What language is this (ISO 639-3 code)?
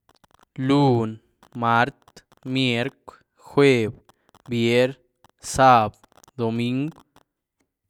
ztu